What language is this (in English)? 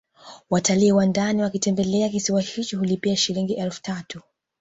Swahili